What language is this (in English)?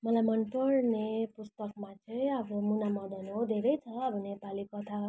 Nepali